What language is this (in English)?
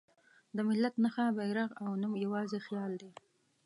Pashto